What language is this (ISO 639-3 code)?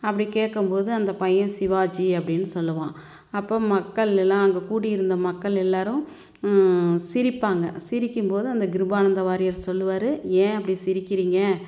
tam